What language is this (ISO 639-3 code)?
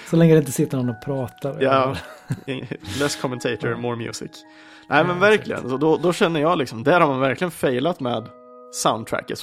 swe